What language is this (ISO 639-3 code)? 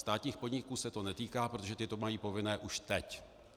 ces